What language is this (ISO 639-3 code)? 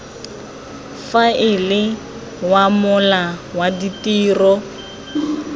tsn